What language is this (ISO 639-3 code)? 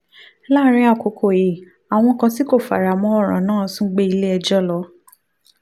yor